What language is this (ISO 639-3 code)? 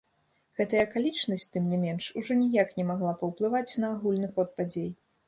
bel